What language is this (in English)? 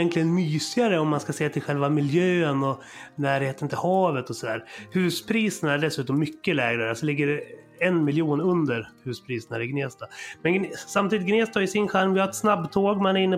Swedish